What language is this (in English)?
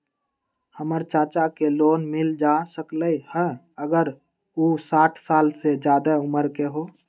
Magahi